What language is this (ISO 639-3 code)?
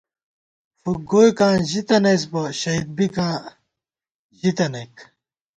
gwt